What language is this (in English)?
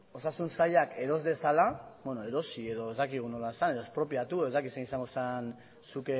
Basque